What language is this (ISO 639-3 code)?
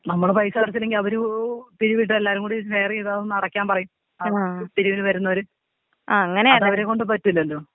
mal